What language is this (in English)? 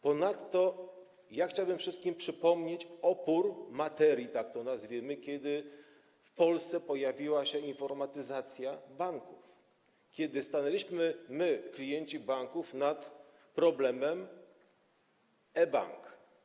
Polish